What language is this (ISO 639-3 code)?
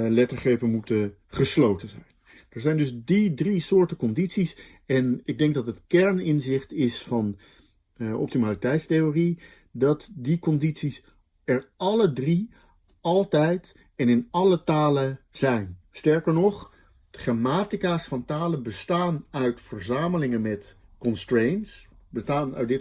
nld